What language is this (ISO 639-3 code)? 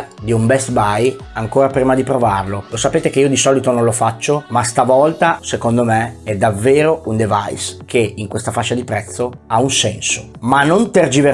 ita